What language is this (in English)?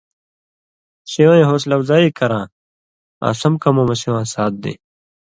Indus Kohistani